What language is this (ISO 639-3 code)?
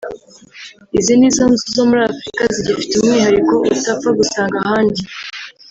kin